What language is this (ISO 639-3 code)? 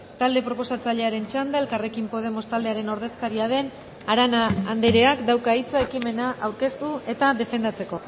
eus